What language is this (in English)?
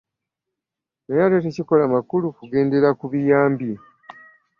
Ganda